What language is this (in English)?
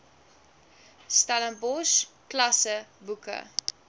Afrikaans